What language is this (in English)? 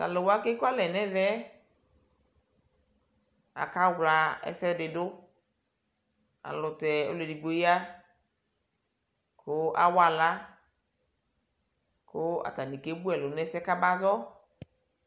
Ikposo